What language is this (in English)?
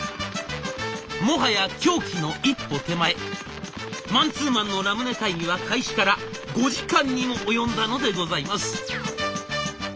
Japanese